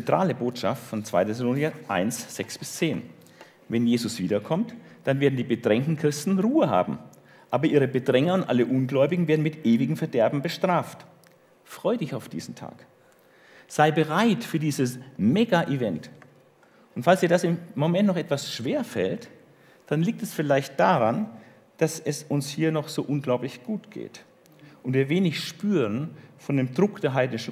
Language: German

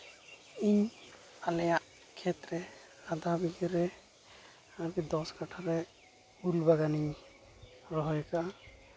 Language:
Santali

